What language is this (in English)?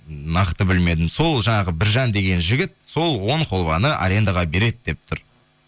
Kazakh